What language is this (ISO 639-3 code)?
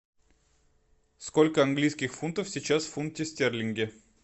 rus